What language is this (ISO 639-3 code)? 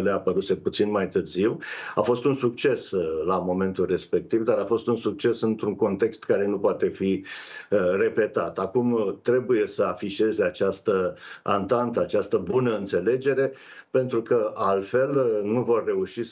ron